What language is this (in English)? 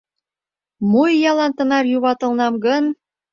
Mari